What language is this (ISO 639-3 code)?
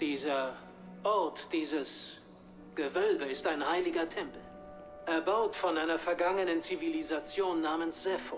deu